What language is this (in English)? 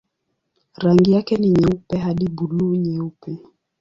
Swahili